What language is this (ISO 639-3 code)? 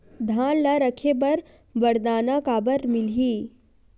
hne